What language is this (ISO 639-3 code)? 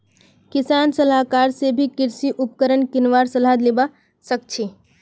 mag